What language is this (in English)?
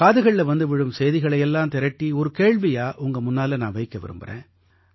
Tamil